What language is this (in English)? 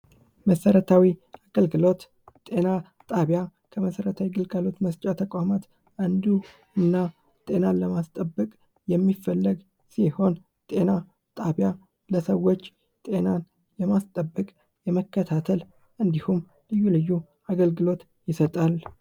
Amharic